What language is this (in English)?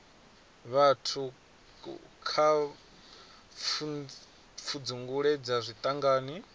Venda